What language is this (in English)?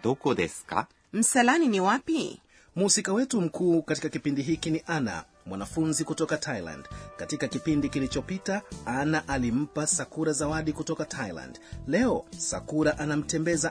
Swahili